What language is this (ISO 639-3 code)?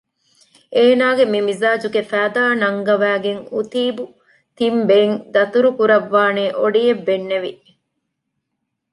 div